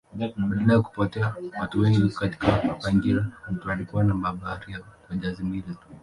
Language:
Swahili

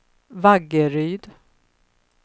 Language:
Swedish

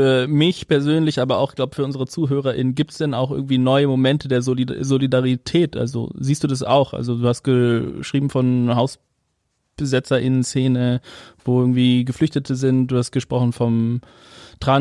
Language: German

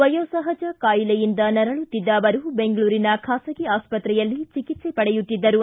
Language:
Kannada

